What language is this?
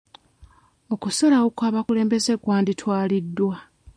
Ganda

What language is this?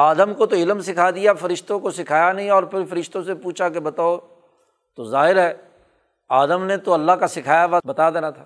Urdu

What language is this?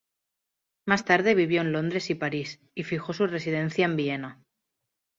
Spanish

